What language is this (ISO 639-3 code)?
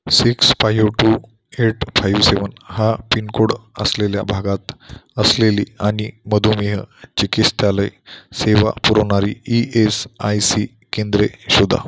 mar